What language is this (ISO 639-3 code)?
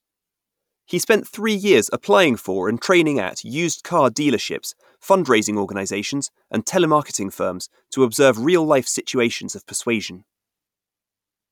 eng